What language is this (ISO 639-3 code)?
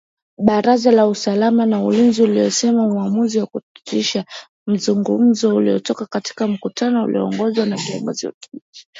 swa